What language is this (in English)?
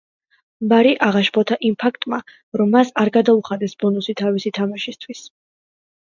Georgian